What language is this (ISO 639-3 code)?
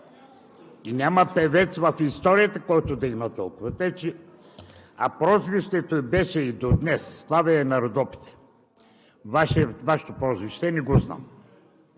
bul